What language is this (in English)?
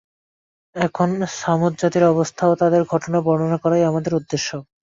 Bangla